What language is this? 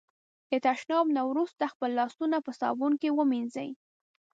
Pashto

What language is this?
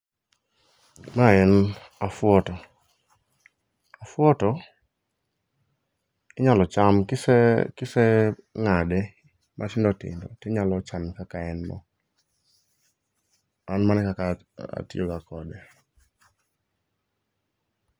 Luo (Kenya and Tanzania)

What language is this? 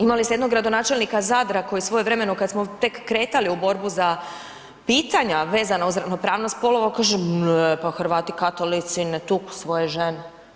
Croatian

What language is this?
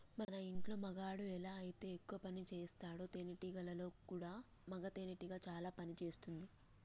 Telugu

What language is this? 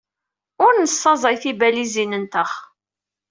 Kabyle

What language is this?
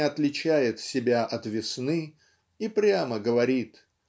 Russian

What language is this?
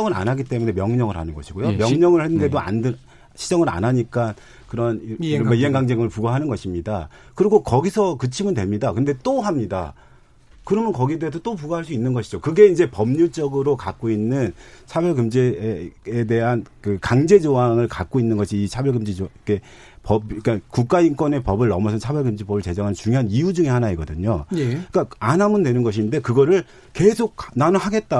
Korean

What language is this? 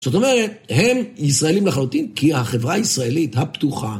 Hebrew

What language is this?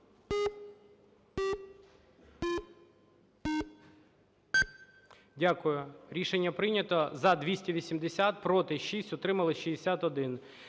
Ukrainian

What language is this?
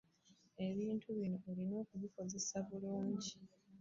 Ganda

